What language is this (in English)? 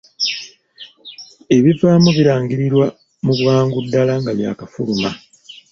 Ganda